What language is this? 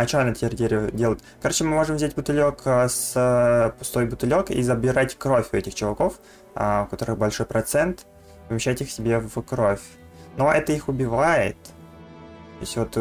Russian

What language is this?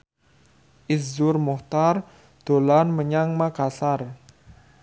Javanese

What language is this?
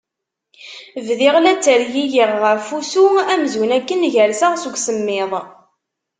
Kabyle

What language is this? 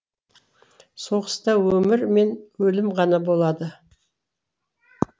Kazakh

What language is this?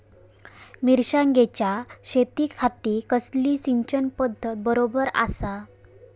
Marathi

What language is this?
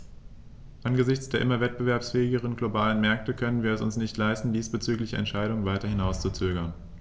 German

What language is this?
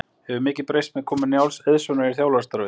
Icelandic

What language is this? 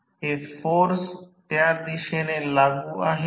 Marathi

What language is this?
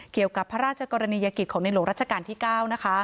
Thai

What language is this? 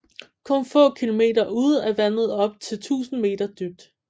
Danish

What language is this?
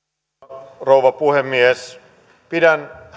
Finnish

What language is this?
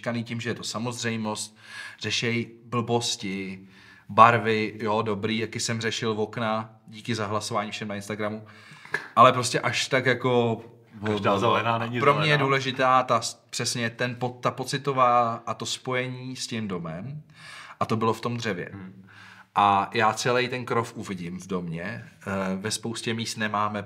Czech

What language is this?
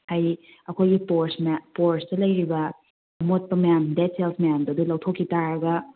Manipuri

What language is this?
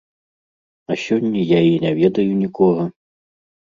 Belarusian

